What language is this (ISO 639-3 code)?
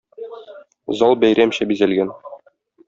tat